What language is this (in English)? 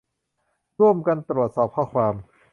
Thai